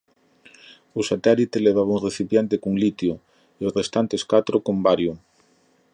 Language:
Galician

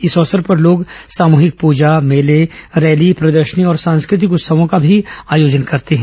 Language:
Hindi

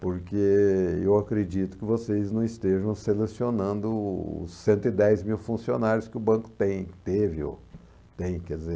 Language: Portuguese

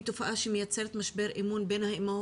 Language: Hebrew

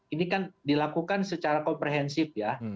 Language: Indonesian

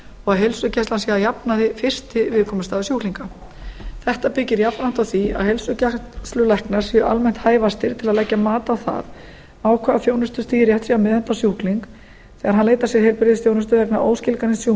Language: Icelandic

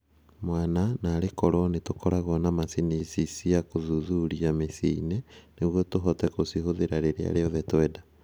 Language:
Kikuyu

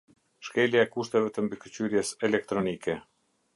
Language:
Albanian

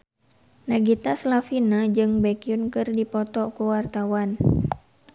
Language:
Sundanese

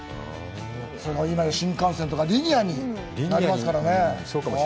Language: Japanese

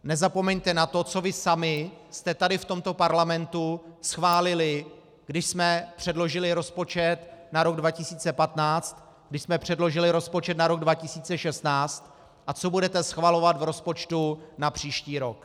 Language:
Czech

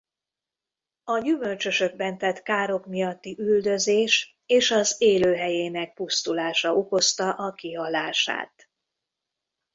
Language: Hungarian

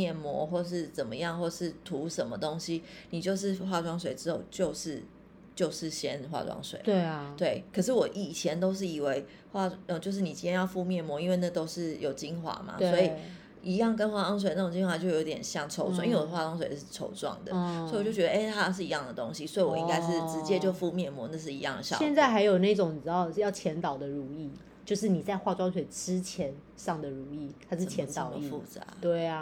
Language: Chinese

